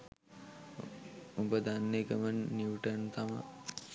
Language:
Sinhala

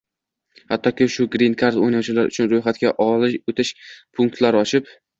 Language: Uzbek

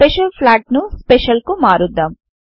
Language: Telugu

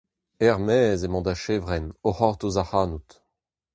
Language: Breton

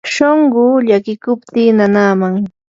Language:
Yanahuanca Pasco Quechua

